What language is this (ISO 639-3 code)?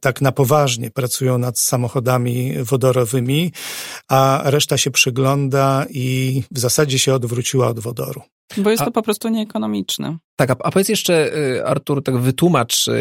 pol